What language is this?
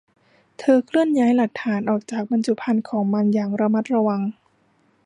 Thai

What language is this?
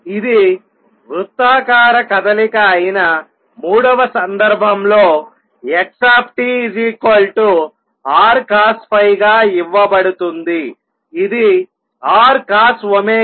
Telugu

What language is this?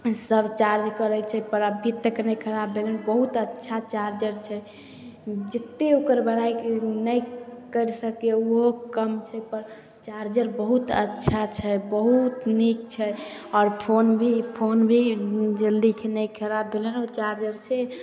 Maithili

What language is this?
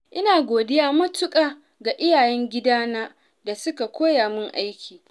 Hausa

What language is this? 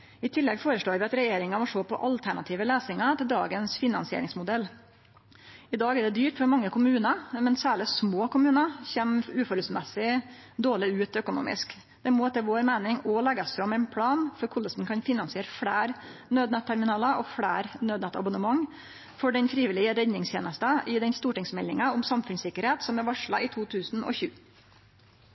Norwegian Nynorsk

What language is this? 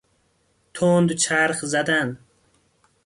Persian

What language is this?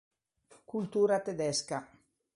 Italian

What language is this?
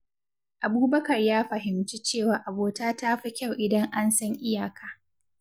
Hausa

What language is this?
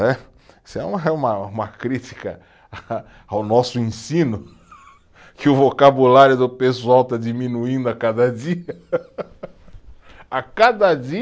Portuguese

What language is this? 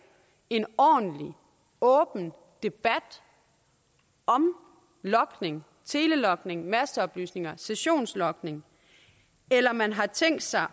Danish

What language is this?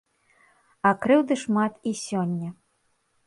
Belarusian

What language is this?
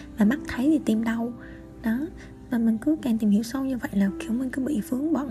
Vietnamese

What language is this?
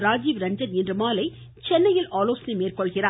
Tamil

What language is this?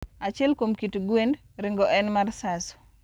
Luo (Kenya and Tanzania)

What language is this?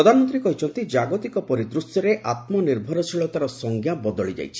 Odia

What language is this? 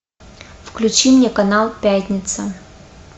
Russian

